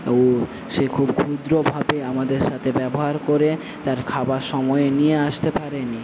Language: Bangla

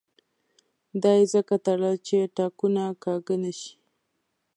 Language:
Pashto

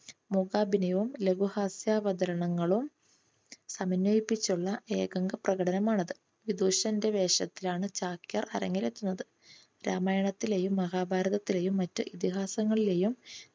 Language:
Malayalam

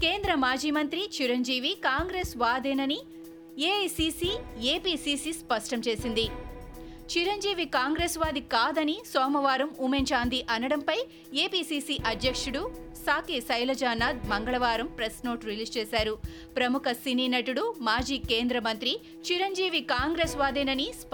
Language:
Telugu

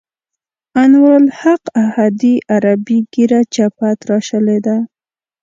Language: Pashto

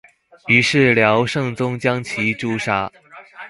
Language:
Chinese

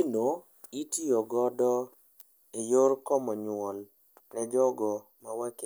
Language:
Luo (Kenya and Tanzania)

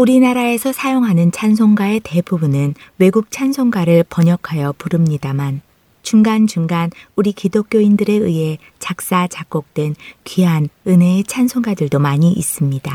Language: Korean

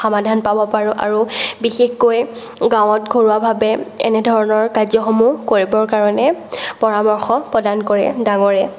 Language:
Assamese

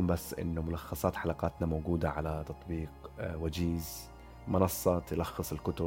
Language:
Arabic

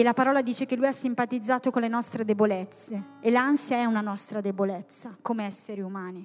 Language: Italian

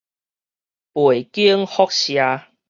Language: Min Nan Chinese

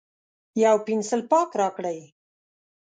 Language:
Pashto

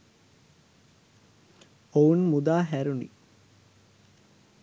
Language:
Sinhala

